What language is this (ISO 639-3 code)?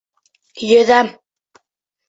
bak